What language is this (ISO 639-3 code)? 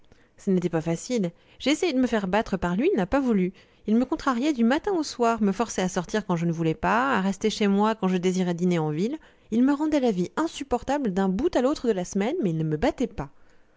fra